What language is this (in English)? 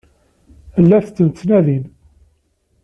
Kabyle